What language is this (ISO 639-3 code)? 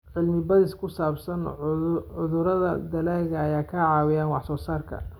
som